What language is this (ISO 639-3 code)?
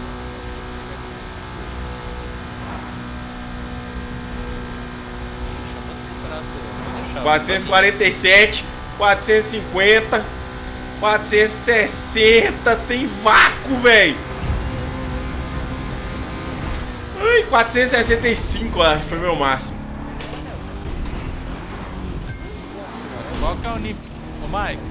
por